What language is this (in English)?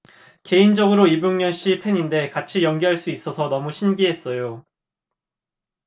Korean